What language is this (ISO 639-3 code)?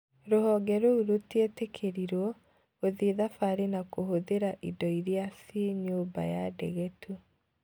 kik